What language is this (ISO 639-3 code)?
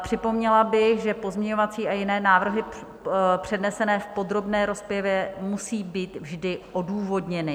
ces